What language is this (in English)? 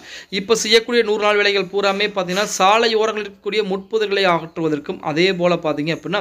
Tamil